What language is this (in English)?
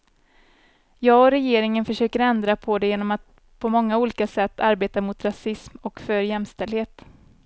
Swedish